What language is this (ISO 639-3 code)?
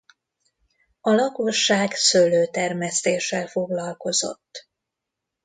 hun